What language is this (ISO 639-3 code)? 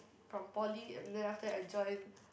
eng